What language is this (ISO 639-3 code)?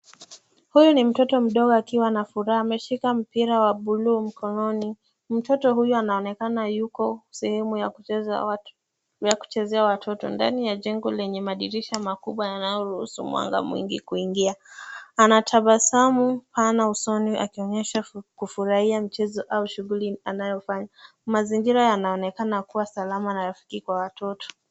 swa